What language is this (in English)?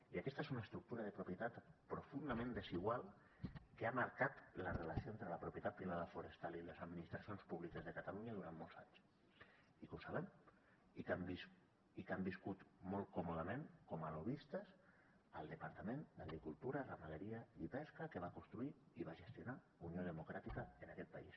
Catalan